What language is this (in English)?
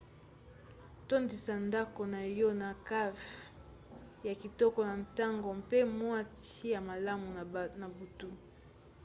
Lingala